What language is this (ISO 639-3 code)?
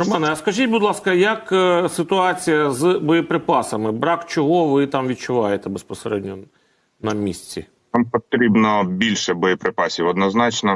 ukr